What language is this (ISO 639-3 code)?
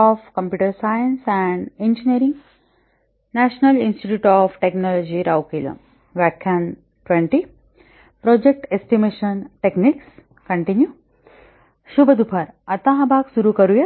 mar